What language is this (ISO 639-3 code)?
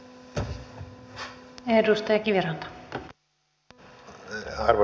fin